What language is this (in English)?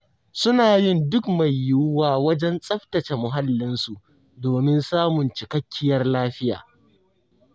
Hausa